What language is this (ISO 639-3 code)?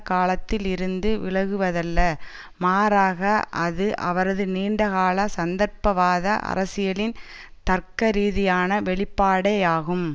tam